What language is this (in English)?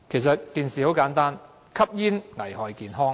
Cantonese